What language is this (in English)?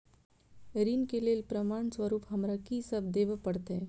Maithili